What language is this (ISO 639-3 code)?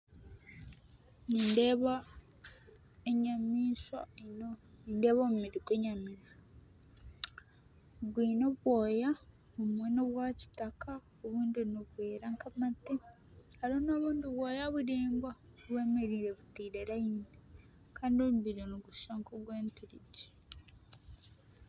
nyn